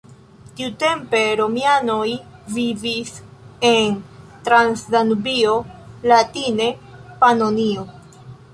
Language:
Esperanto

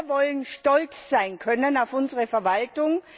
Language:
German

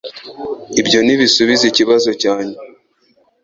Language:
Kinyarwanda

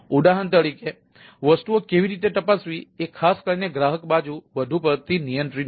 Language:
Gujarati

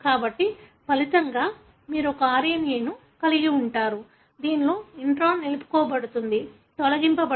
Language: Telugu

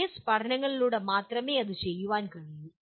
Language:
Malayalam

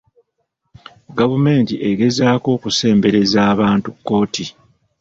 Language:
Ganda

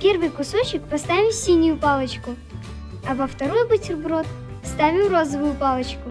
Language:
Russian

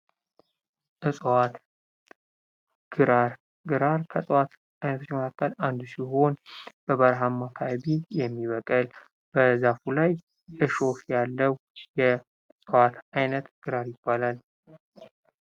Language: Amharic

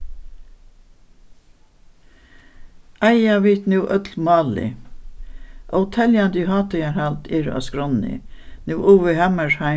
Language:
Faroese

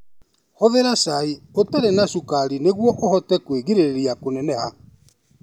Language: Kikuyu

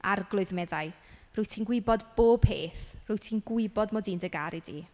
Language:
Welsh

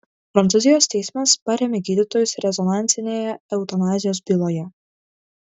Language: Lithuanian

